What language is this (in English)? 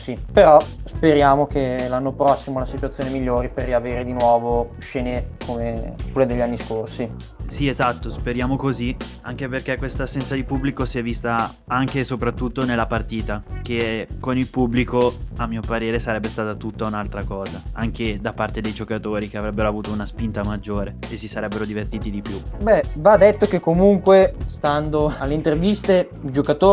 Italian